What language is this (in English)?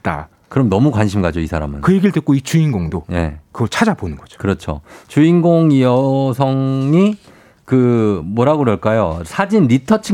Korean